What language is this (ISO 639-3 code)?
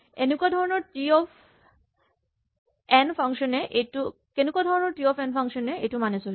asm